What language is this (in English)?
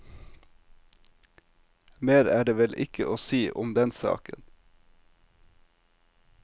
Norwegian